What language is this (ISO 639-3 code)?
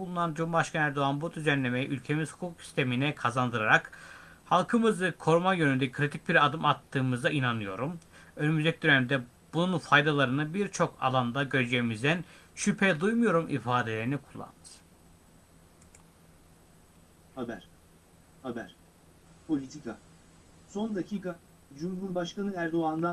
tur